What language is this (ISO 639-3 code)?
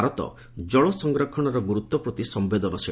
ori